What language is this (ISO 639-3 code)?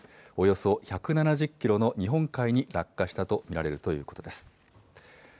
jpn